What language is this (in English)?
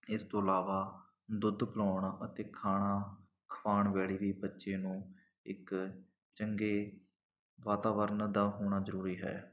Punjabi